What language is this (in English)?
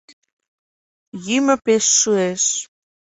Mari